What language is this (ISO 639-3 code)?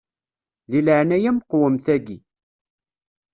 kab